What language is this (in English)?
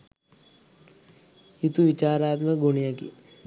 Sinhala